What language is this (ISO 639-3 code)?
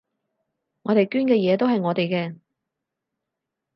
yue